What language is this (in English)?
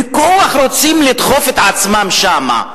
Hebrew